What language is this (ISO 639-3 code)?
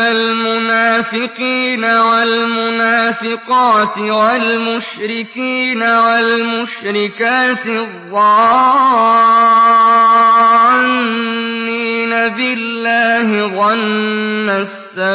ara